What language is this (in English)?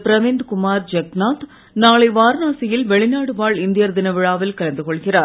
Tamil